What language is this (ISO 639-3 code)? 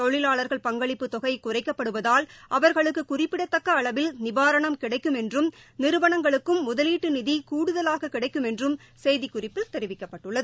tam